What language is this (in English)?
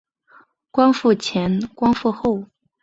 Chinese